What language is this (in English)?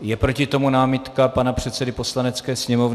Czech